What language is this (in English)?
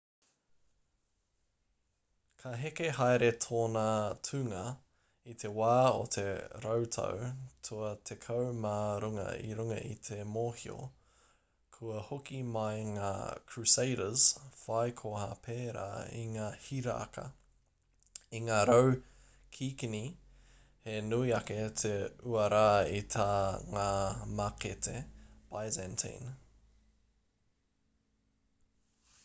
Māori